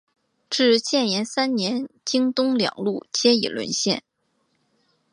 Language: Chinese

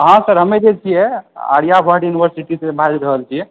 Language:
Maithili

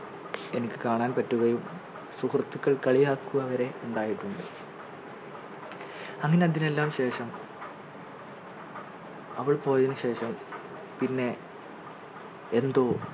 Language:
Malayalam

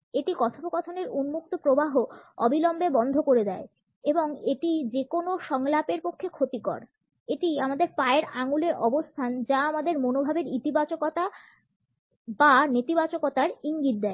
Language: Bangla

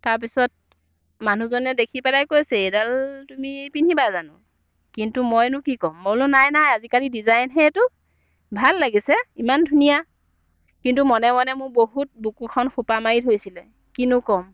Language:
Assamese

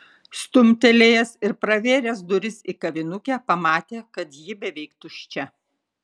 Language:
Lithuanian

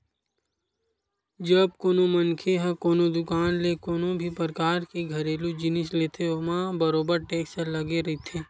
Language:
Chhattisgarhi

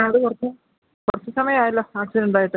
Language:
Malayalam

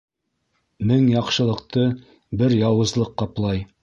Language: Bashkir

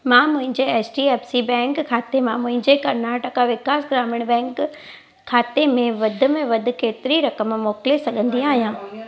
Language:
Sindhi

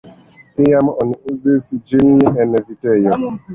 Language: Esperanto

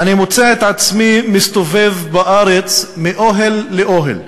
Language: Hebrew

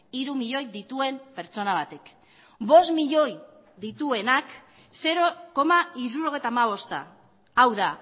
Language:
Basque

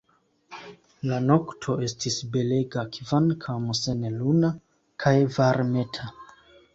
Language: Esperanto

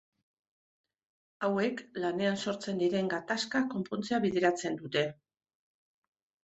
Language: Basque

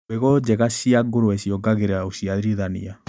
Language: Kikuyu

